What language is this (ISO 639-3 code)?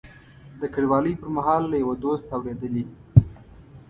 pus